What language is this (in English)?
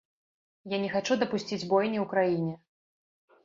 Belarusian